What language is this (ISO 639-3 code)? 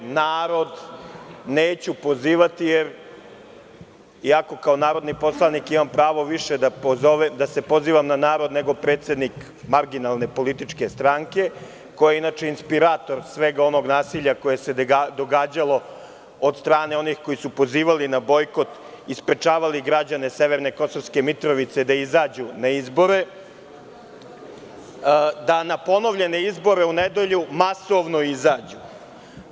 srp